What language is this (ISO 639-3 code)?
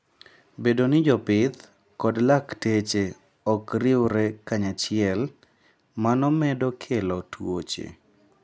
luo